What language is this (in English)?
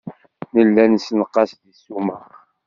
Kabyle